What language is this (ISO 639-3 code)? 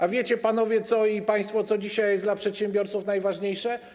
pol